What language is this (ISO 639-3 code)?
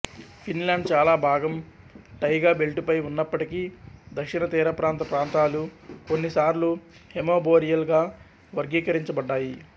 tel